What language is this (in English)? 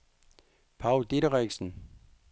Danish